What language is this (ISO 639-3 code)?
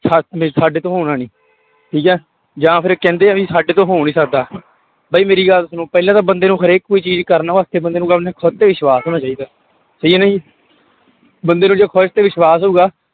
pan